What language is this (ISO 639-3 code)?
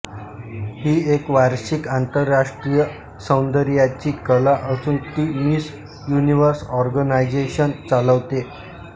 mar